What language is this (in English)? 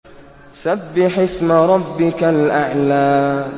Arabic